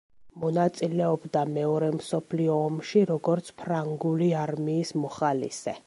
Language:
Georgian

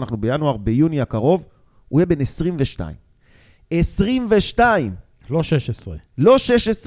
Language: Hebrew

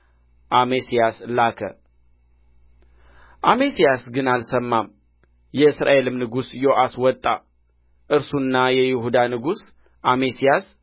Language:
Amharic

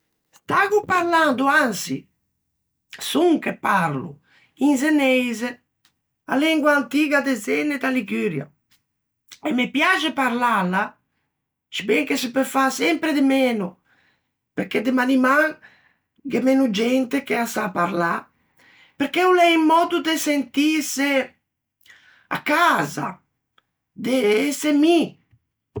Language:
Ligurian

